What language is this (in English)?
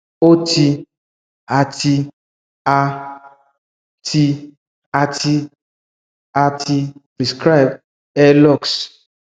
Yoruba